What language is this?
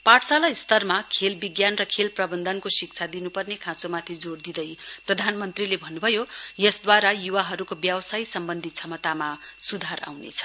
Nepali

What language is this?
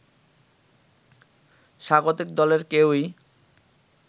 Bangla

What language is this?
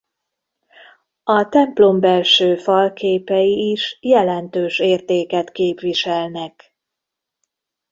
Hungarian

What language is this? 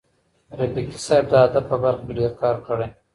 Pashto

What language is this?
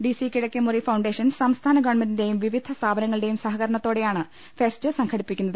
Malayalam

